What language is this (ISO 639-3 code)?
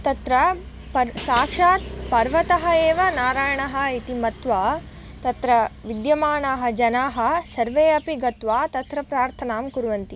san